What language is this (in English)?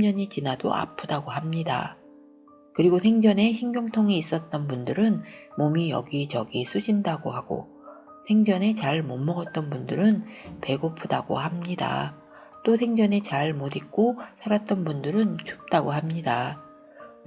Korean